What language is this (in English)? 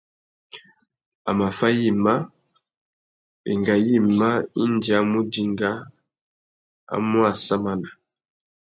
Tuki